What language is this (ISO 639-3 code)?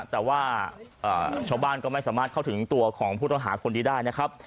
tha